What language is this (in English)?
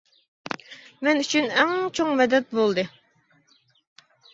Uyghur